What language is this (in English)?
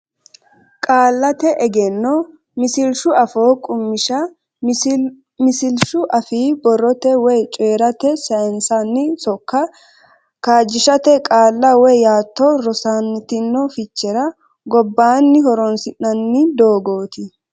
Sidamo